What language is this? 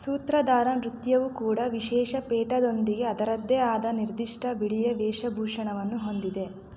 Kannada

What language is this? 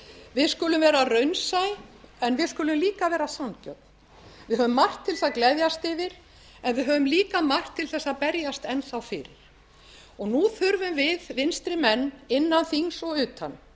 Icelandic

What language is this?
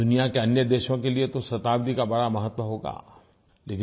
Hindi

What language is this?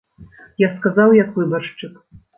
Belarusian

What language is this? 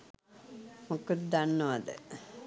Sinhala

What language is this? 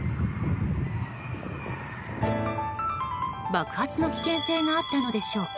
Japanese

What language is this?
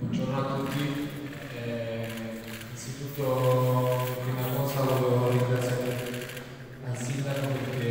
Italian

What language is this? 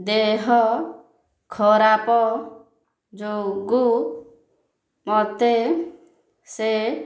Odia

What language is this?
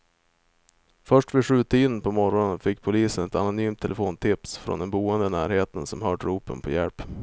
Swedish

